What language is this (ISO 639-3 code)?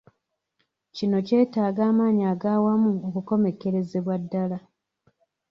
lug